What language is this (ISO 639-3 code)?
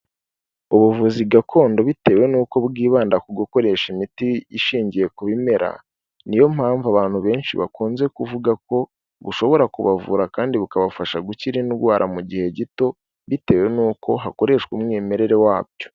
kin